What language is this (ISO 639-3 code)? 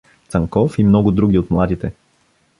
bul